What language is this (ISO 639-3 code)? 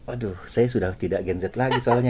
ind